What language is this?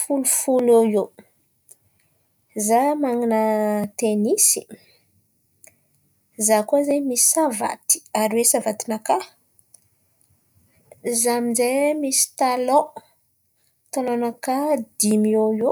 Antankarana Malagasy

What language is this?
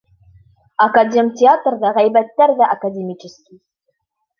Bashkir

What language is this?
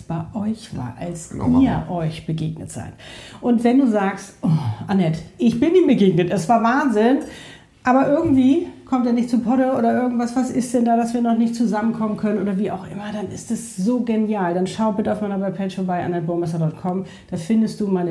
German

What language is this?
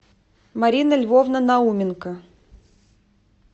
Russian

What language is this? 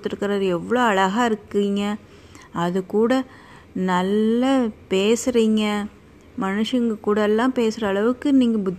Tamil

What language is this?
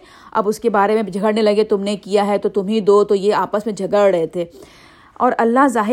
Urdu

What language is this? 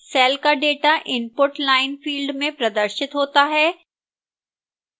Hindi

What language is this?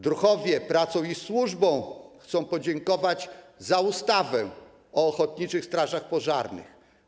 Polish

